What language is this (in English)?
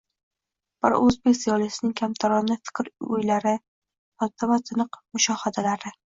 Uzbek